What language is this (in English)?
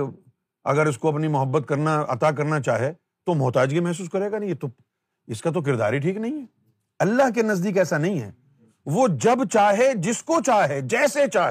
Urdu